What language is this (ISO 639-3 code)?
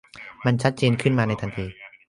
tha